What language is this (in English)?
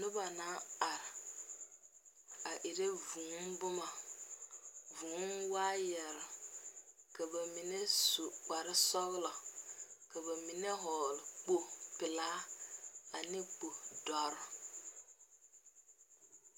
Southern Dagaare